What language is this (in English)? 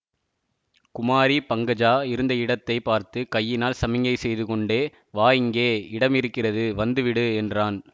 Tamil